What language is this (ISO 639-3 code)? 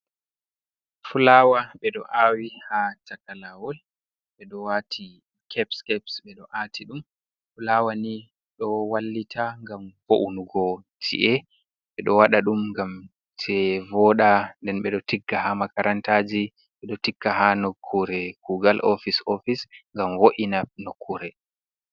ful